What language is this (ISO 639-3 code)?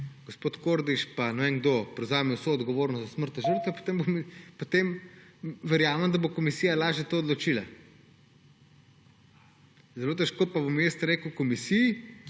slv